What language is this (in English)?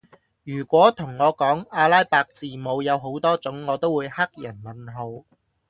Cantonese